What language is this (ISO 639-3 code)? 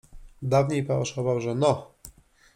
pol